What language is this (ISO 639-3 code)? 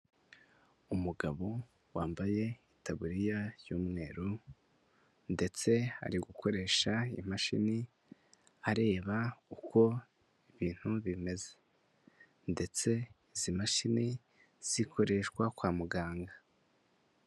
kin